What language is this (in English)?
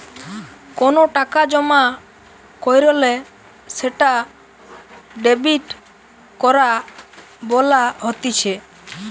Bangla